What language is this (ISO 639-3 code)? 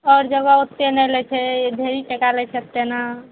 mai